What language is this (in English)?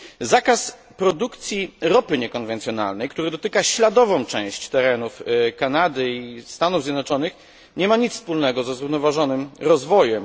Polish